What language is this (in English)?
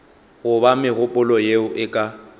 Northern Sotho